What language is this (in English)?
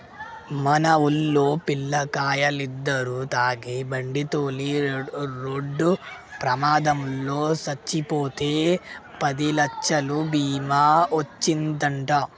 Telugu